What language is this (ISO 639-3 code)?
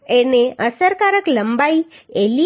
guj